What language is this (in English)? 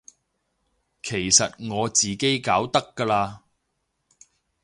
Cantonese